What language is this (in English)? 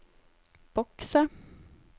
Norwegian